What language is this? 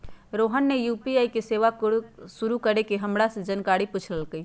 Magahi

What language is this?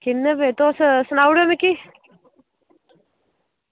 Dogri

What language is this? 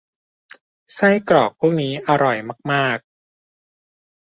Thai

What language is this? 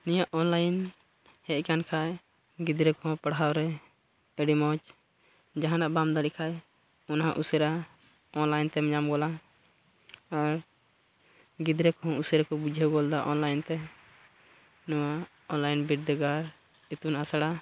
Santali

